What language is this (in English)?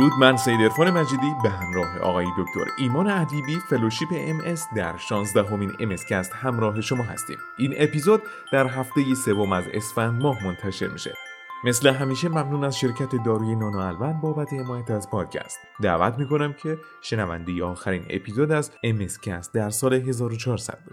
Persian